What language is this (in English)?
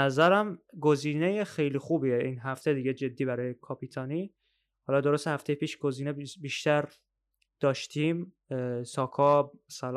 Persian